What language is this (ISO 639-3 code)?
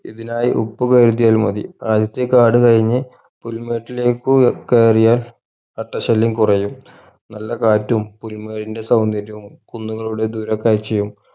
mal